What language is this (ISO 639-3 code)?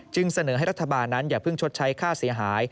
tha